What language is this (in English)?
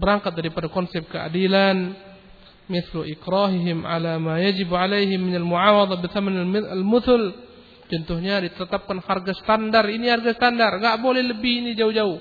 Malay